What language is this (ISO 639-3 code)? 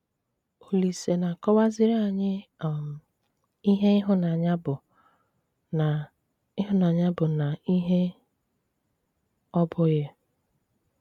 ibo